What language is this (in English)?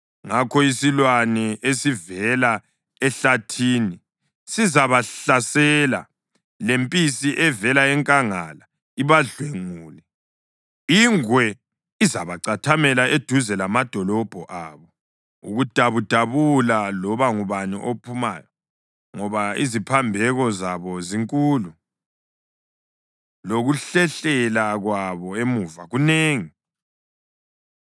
North Ndebele